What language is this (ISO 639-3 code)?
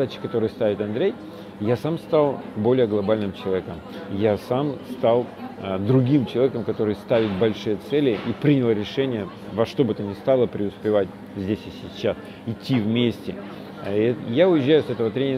rus